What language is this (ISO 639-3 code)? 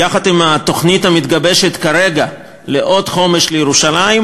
heb